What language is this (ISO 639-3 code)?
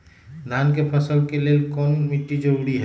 mag